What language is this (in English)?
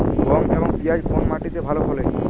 Bangla